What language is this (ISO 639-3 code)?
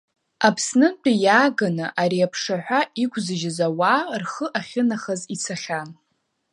abk